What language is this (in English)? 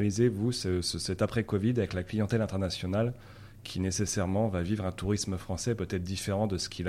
French